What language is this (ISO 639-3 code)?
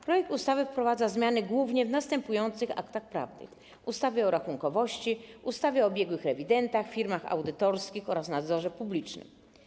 pol